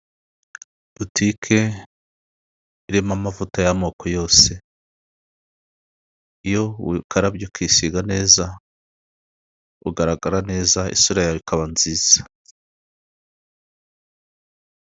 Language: Kinyarwanda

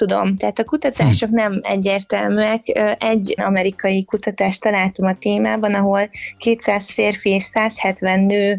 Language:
Hungarian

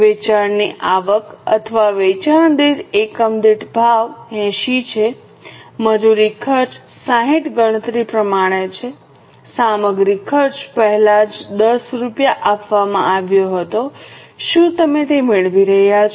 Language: Gujarati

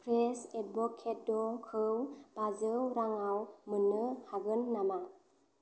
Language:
Bodo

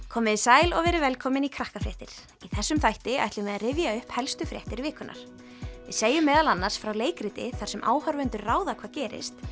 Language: Icelandic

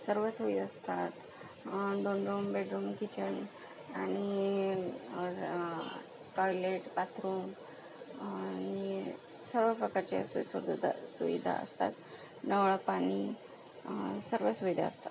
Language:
Marathi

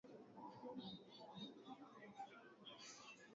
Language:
Swahili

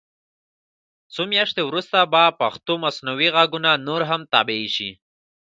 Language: Pashto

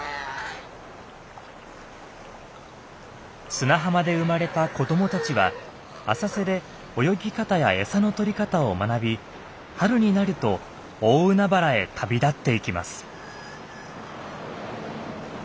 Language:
Japanese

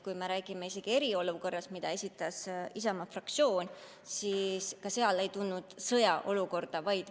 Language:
Estonian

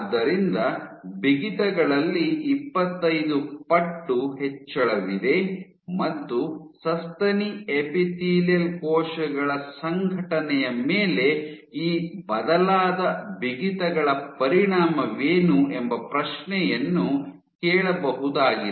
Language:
Kannada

